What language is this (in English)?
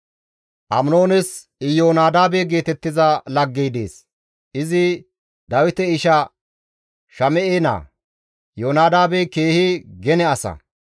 Gamo